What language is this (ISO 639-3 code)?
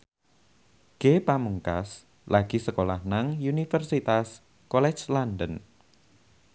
jav